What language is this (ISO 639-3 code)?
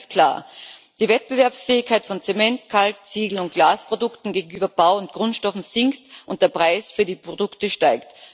deu